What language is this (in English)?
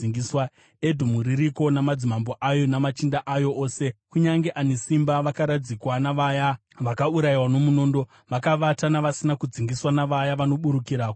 Shona